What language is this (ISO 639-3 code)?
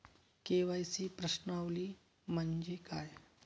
mar